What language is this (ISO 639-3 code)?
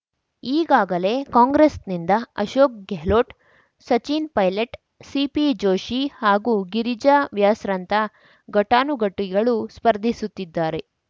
kan